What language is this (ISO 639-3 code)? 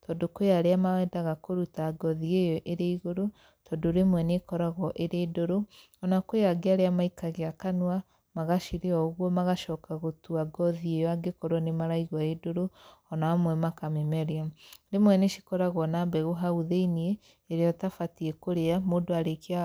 kik